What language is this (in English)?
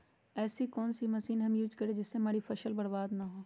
Magahi